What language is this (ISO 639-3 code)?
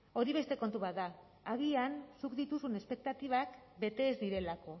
eus